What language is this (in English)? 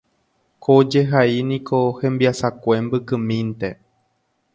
Guarani